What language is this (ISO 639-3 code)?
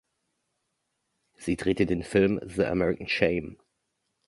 deu